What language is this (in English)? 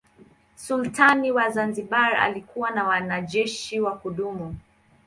Swahili